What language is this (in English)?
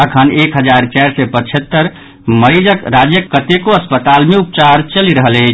Maithili